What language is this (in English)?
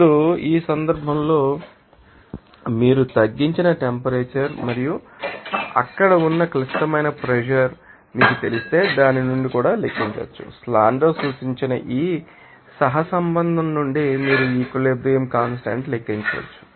Telugu